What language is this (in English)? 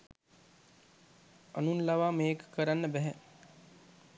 Sinhala